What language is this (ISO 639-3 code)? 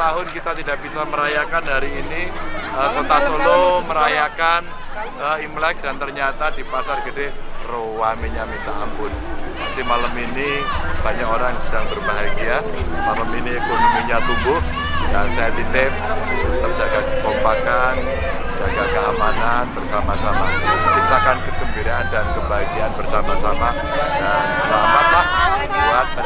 ind